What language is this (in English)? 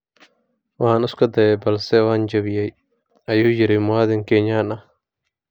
Somali